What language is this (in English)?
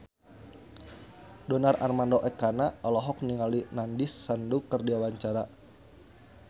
Sundanese